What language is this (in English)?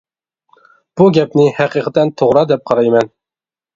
Uyghur